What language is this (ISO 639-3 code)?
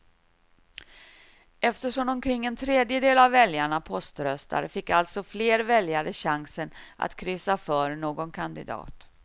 swe